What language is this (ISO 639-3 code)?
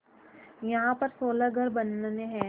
hin